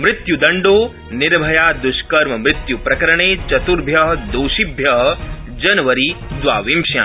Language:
Sanskrit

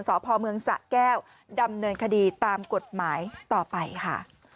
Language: Thai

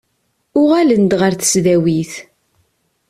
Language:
Kabyle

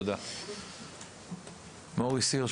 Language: Hebrew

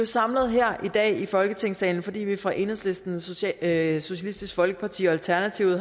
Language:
Danish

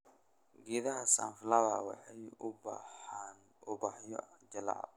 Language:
Somali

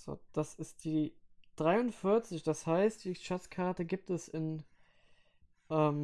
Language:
German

